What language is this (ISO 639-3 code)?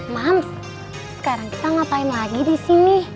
ind